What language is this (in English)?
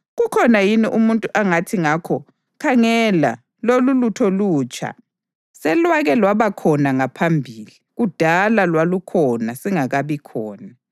North Ndebele